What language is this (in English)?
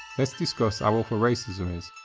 English